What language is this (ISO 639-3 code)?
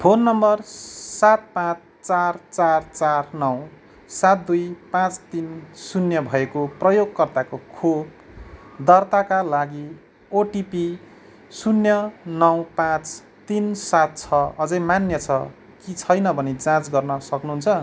nep